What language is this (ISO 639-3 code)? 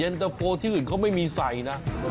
tha